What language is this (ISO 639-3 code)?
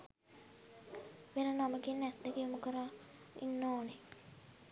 sin